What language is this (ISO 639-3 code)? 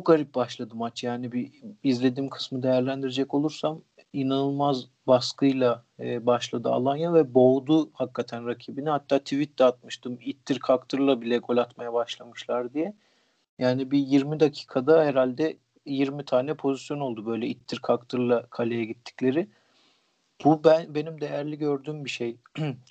tur